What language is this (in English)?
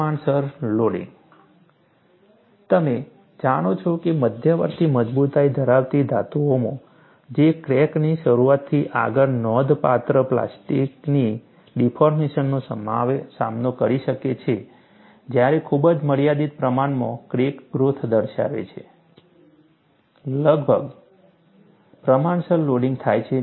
Gujarati